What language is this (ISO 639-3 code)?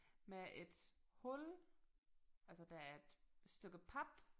dan